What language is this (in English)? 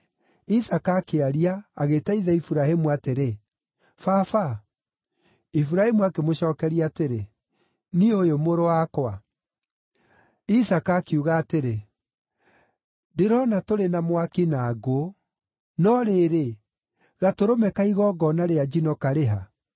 Kikuyu